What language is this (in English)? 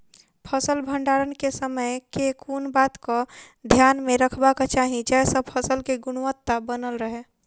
Maithili